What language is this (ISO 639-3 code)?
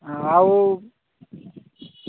ori